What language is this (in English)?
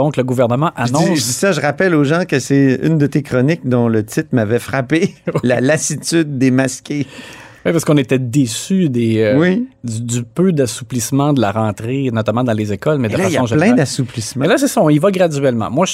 French